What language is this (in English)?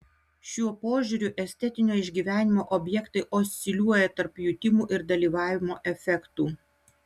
Lithuanian